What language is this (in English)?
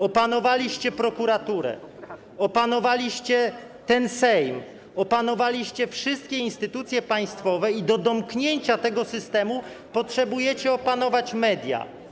Polish